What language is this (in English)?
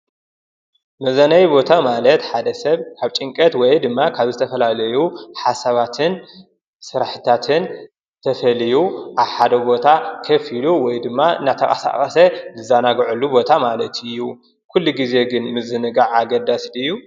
Tigrinya